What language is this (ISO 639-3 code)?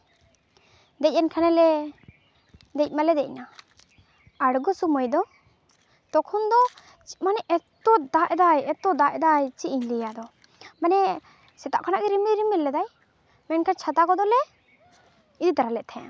sat